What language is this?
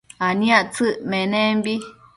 Matsés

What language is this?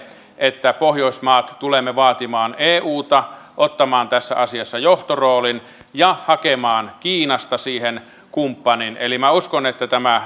Finnish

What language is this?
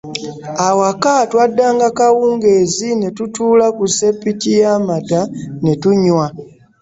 Ganda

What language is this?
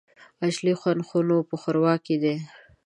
Pashto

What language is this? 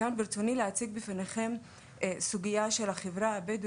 Hebrew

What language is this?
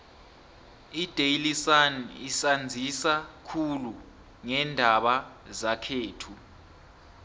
South Ndebele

